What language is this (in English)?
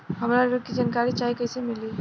Bhojpuri